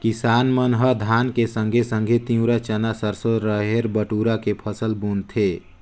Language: Chhattisgarhi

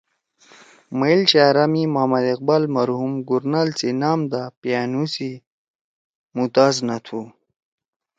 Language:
Torwali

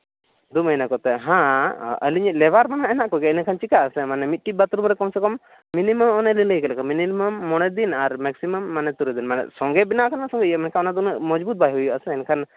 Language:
Santali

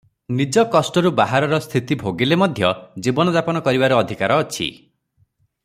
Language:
Odia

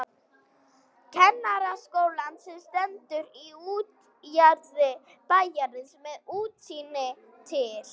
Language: Icelandic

